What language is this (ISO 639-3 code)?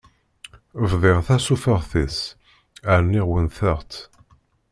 kab